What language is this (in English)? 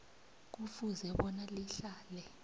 South Ndebele